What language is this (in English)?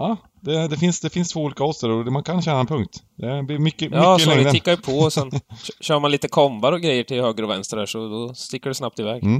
Swedish